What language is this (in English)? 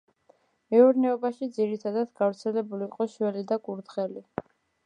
Georgian